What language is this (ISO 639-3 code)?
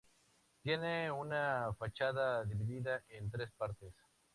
spa